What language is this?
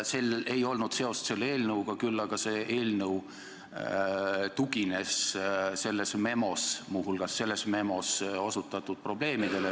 Estonian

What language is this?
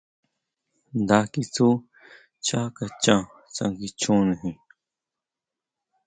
Huautla Mazatec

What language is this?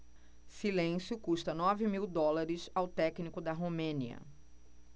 Portuguese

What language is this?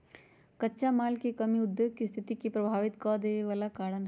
Magahi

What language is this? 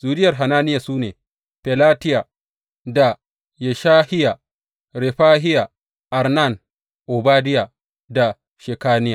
Hausa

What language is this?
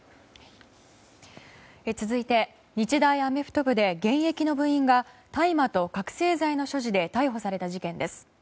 Japanese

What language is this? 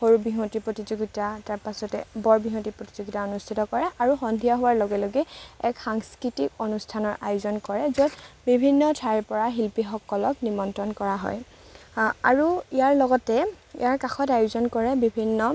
Assamese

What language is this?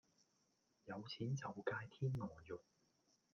Cantonese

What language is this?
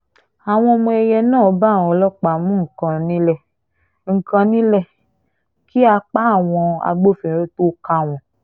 Yoruba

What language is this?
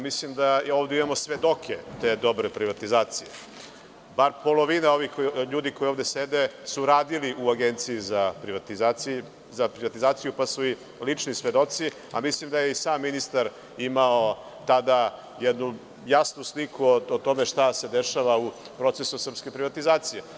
Serbian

